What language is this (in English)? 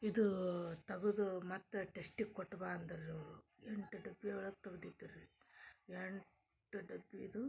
Kannada